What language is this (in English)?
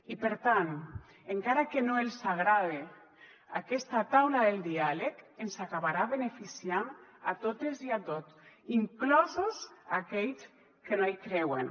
Catalan